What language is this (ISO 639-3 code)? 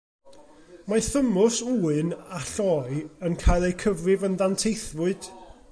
cym